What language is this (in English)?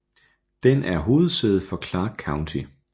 Danish